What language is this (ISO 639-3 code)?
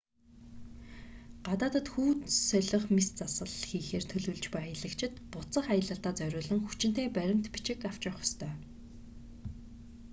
mon